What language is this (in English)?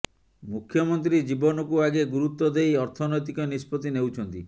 Odia